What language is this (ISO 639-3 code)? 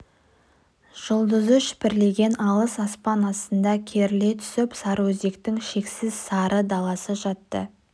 kaz